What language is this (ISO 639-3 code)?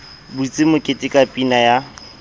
sot